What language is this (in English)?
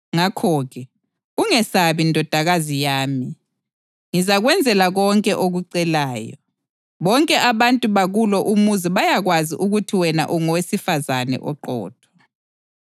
North Ndebele